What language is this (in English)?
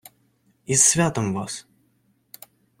Ukrainian